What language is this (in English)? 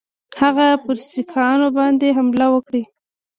Pashto